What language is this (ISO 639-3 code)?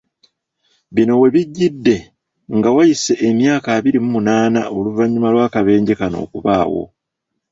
lug